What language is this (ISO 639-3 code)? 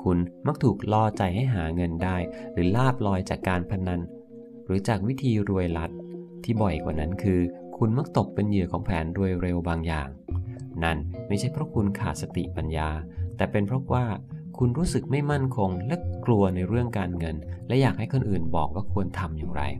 tha